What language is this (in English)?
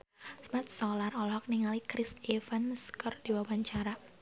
Sundanese